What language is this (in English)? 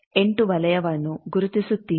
Kannada